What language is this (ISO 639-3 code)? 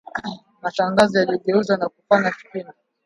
swa